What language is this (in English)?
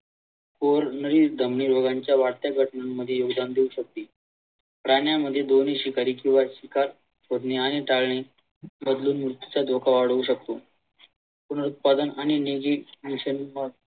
Marathi